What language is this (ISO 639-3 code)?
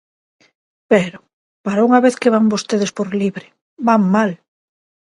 glg